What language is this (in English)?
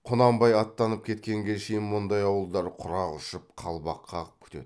Kazakh